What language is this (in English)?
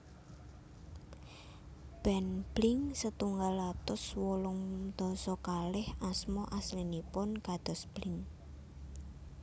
Javanese